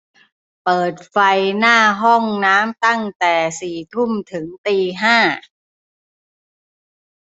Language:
Thai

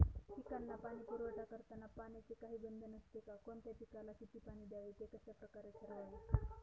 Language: Marathi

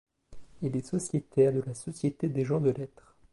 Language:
French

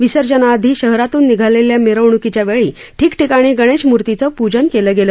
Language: Marathi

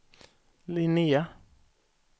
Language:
Swedish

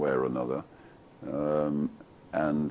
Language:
Icelandic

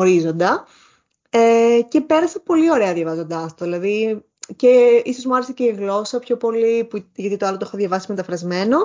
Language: Greek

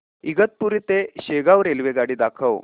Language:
Marathi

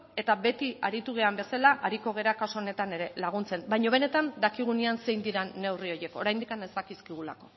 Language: Basque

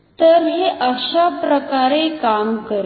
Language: Marathi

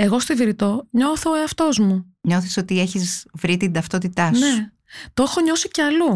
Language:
Greek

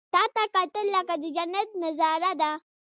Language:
Pashto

